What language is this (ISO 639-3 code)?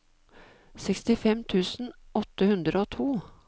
nor